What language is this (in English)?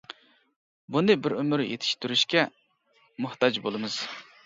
Uyghur